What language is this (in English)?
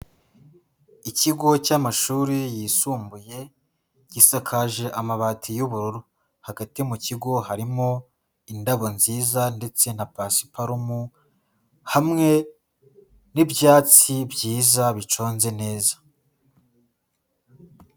Kinyarwanda